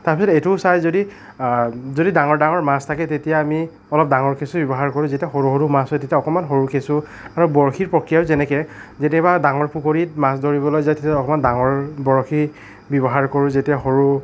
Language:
Assamese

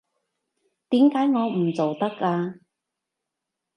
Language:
Cantonese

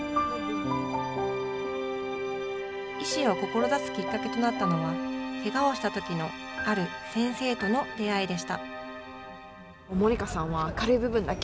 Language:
Japanese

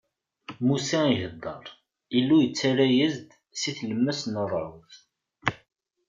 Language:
Kabyle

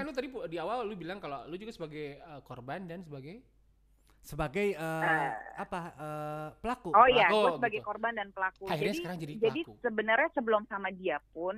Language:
Indonesian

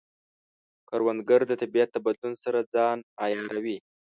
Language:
Pashto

